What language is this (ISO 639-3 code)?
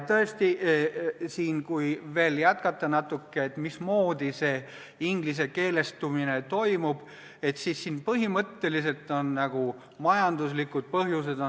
est